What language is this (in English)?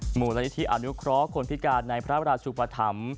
Thai